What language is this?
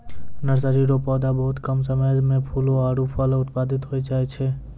Maithili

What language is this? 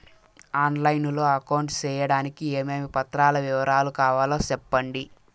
Telugu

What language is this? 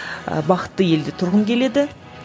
Kazakh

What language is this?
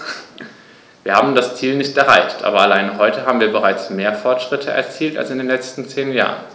German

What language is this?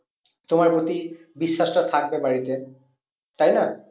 Bangla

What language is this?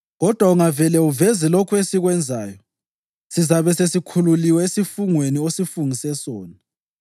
North Ndebele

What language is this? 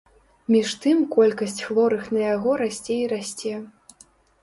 Belarusian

